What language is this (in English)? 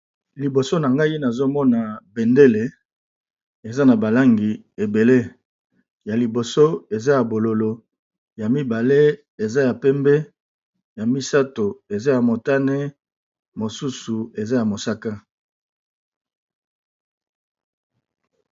Lingala